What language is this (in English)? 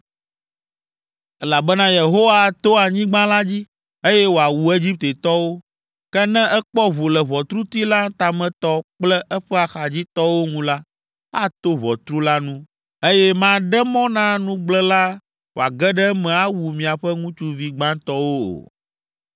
Ewe